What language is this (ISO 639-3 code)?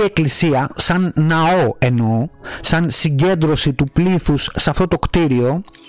ell